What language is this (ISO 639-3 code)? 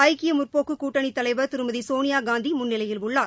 tam